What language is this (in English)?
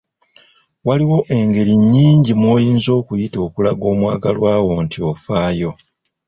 Ganda